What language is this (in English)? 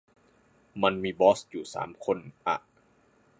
Thai